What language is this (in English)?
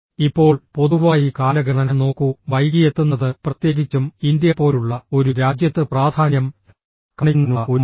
Malayalam